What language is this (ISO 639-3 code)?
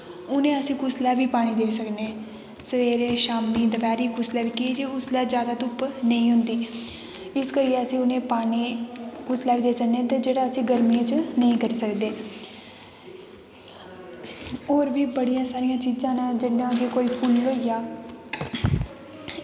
doi